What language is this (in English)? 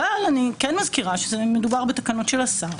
Hebrew